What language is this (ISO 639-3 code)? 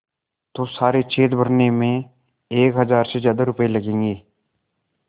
hin